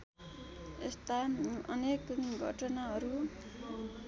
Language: Nepali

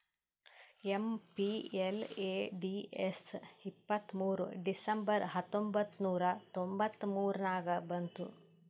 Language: Kannada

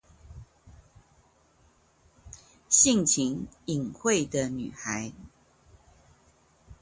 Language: Chinese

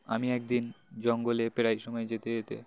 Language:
Bangla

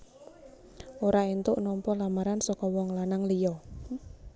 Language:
Javanese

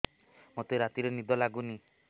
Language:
Odia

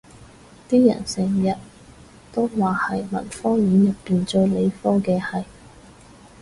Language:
Cantonese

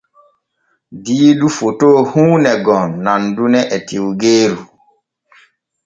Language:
Borgu Fulfulde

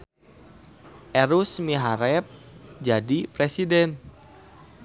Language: Sundanese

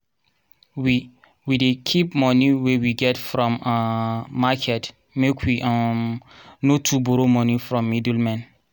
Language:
Nigerian Pidgin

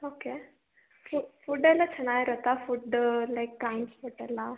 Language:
Kannada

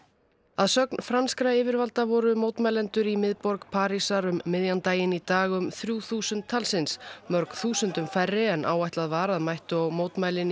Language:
Icelandic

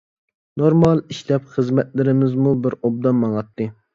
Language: Uyghur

